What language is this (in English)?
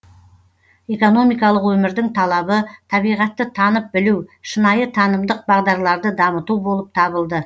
Kazakh